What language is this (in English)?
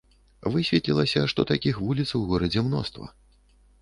Belarusian